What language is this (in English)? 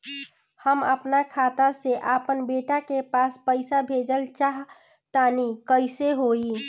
Bhojpuri